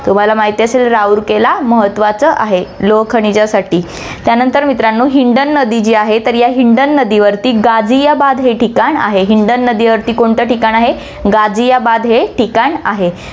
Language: Marathi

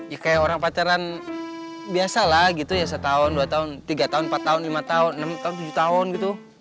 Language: Indonesian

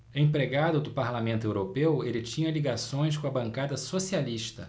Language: Portuguese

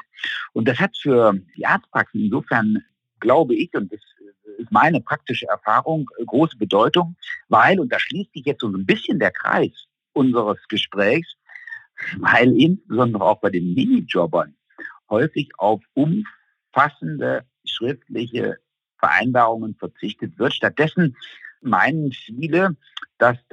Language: German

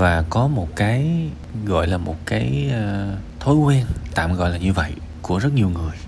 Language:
Vietnamese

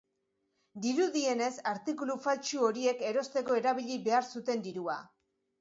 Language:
Basque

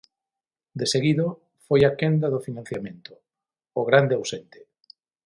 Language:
Galician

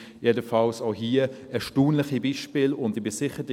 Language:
Swiss German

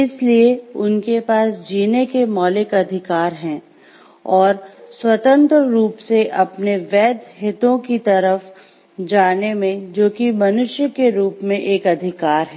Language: Hindi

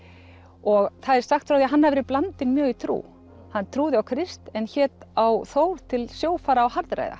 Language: Icelandic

